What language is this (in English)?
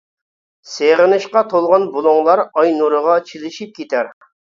Uyghur